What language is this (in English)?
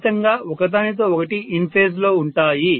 Telugu